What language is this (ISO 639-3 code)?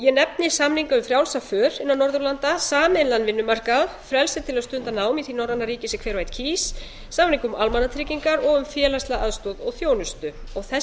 isl